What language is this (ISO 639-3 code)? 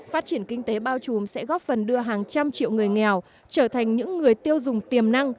vie